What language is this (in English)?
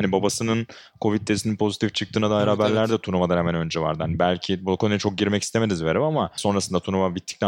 Turkish